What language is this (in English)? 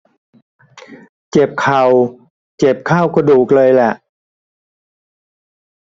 Thai